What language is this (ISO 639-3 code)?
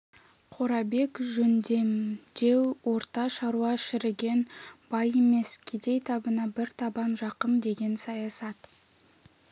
kaz